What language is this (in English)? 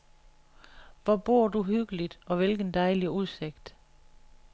Danish